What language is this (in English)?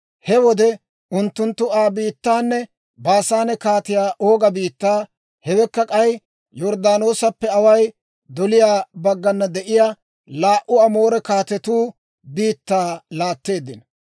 Dawro